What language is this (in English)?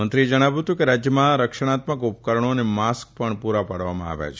Gujarati